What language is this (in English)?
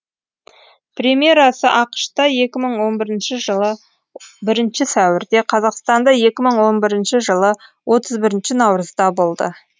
Kazakh